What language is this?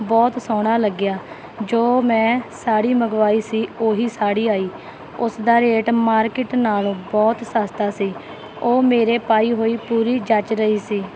Punjabi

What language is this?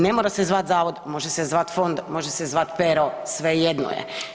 Croatian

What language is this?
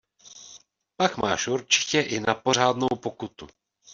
Czech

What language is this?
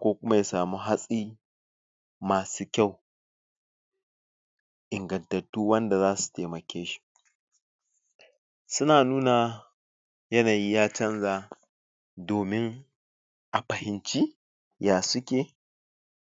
Hausa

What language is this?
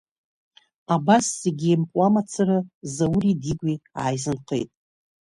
Abkhazian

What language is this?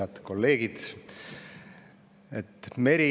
Estonian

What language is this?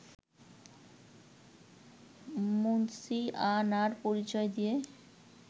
Bangla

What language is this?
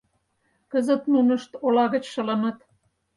Mari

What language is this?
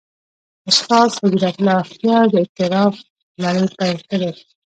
Pashto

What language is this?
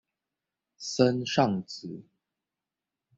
Chinese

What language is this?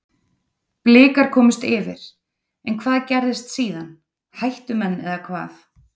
Icelandic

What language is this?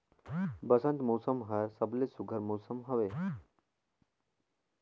Chhattisgarhi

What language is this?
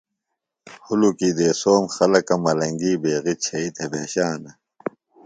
Phalura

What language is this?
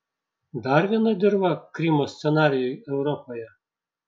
Lithuanian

